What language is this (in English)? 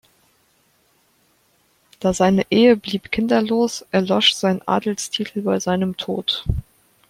German